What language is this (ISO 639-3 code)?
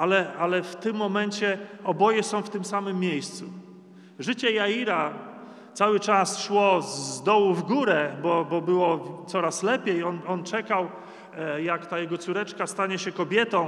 pol